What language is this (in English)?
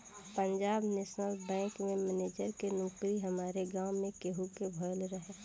Bhojpuri